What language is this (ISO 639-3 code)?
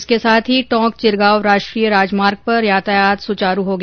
hin